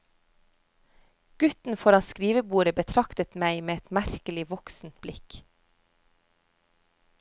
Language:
Norwegian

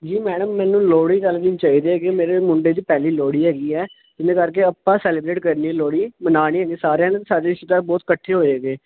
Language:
Punjabi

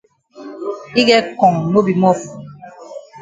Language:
Cameroon Pidgin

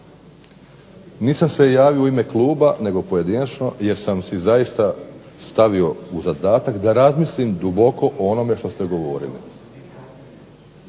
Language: Croatian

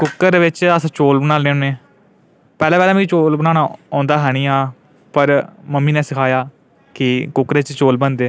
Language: Dogri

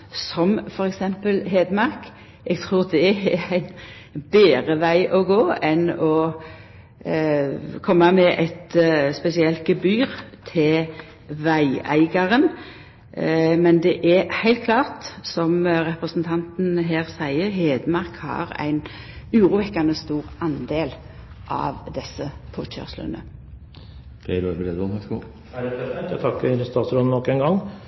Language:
Norwegian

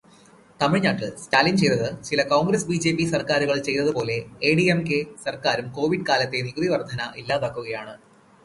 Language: Malayalam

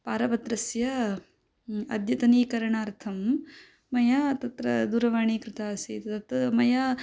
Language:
Sanskrit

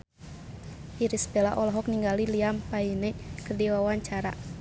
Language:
Sundanese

